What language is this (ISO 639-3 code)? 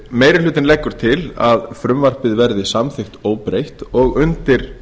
isl